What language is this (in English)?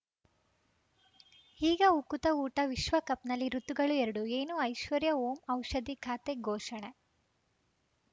Kannada